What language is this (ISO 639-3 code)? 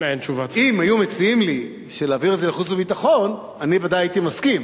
heb